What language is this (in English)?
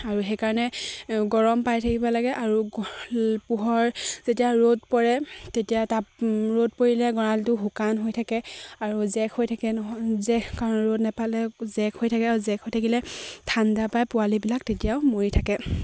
Assamese